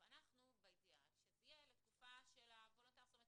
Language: Hebrew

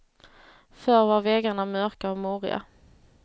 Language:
Swedish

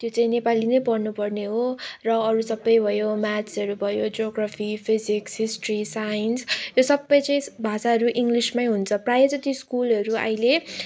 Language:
Nepali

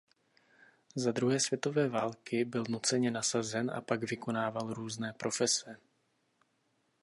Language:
Czech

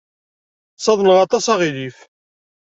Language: Kabyle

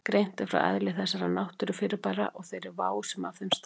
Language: Icelandic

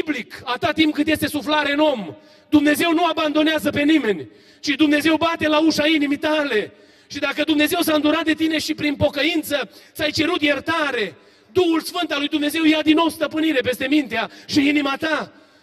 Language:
Romanian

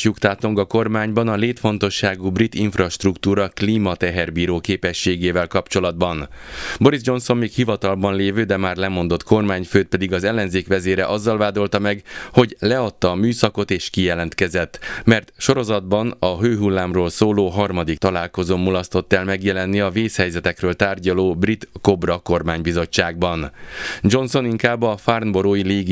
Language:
Hungarian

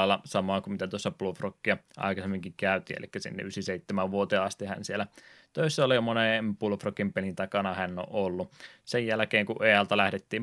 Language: Finnish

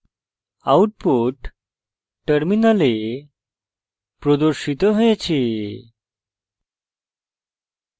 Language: Bangla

